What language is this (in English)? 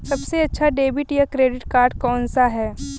Hindi